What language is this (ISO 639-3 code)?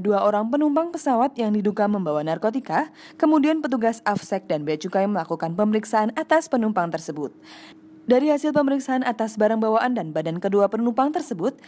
ind